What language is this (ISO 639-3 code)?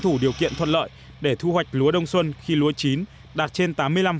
vie